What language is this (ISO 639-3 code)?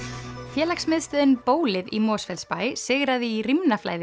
isl